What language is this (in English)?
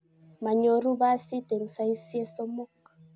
Kalenjin